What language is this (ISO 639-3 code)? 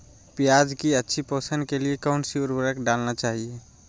mag